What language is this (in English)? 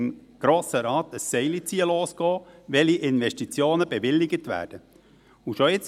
Swiss German